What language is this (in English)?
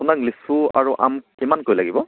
Assamese